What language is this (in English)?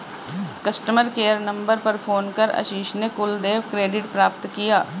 Hindi